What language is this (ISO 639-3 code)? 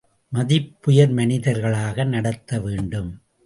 tam